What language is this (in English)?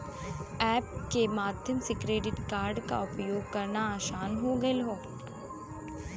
Bhojpuri